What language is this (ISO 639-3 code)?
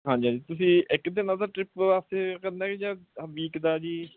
pan